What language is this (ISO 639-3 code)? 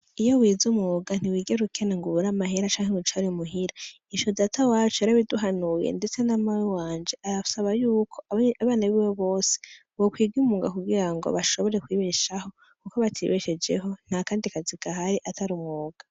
run